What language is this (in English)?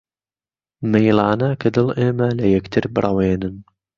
Central Kurdish